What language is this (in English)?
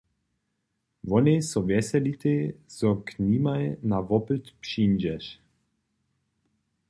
Upper Sorbian